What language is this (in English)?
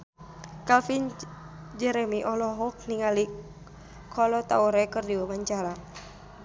Sundanese